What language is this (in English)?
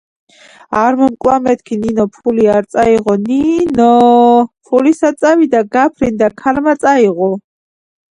Georgian